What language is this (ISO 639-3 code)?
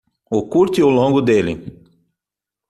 por